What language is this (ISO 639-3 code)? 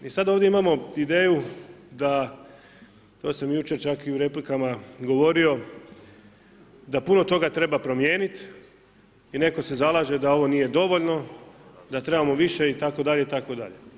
hrv